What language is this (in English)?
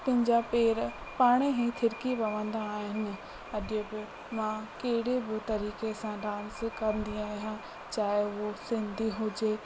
Sindhi